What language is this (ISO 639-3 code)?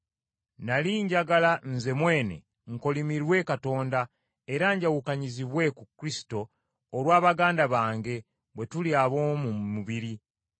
lug